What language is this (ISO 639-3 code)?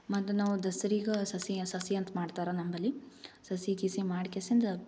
kan